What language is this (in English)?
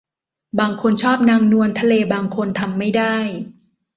Thai